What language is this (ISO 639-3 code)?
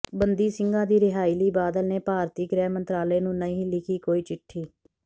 pan